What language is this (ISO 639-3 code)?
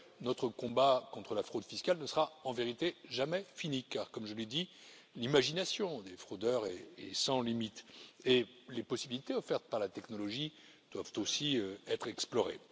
fra